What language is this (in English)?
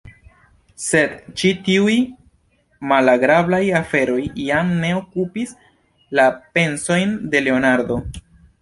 Esperanto